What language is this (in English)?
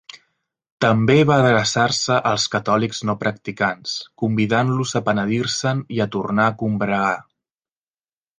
Catalan